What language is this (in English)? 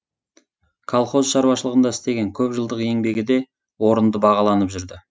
Kazakh